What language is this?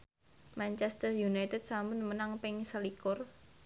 Javanese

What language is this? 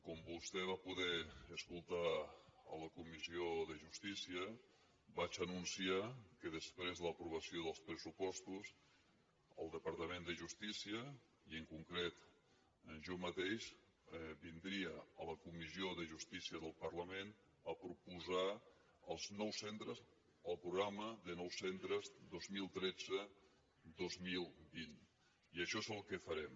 Catalan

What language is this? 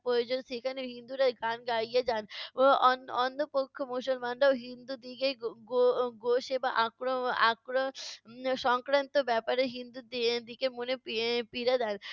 Bangla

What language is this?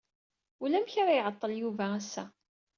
Kabyle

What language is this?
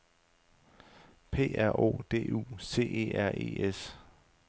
Danish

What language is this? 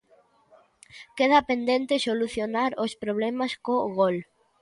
Galician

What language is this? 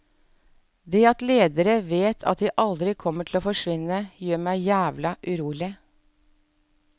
Norwegian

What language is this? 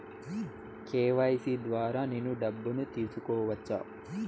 Telugu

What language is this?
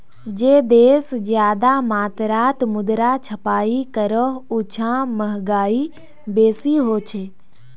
Magahi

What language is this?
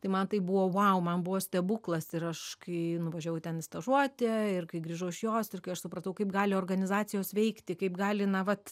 Lithuanian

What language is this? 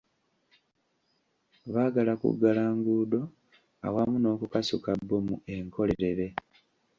Ganda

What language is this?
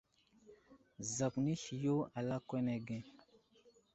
Wuzlam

